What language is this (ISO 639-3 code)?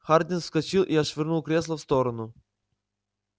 rus